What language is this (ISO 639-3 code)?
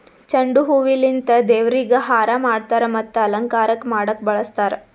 kan